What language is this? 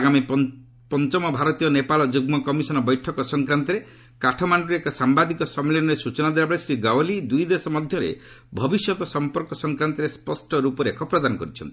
Odia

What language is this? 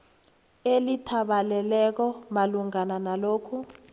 South Ndebele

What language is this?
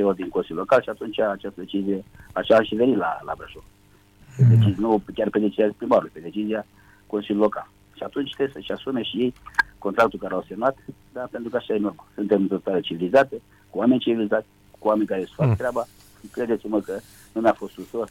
Romanian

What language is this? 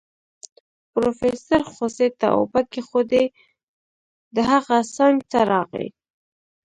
Pashto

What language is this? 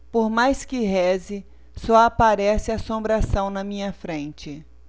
Portuguese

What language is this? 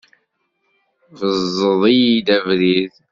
Kabyle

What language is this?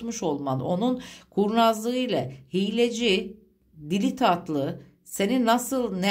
Turkish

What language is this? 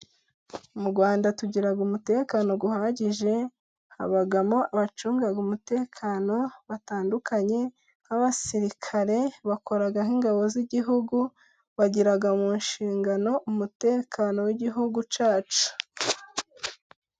Kinyarwanda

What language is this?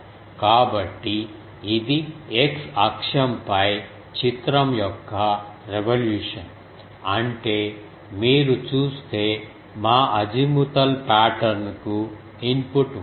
Telugu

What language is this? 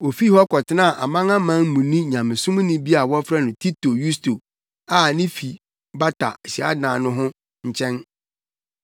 Akan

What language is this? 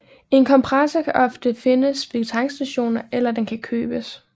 Danish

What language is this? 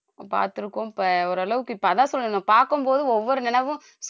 Tamil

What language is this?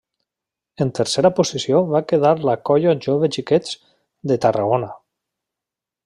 Catalan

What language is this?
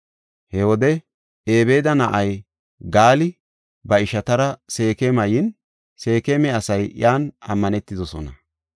Gofa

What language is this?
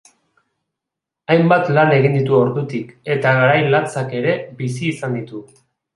Basque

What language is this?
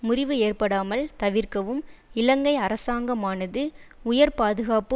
Tamil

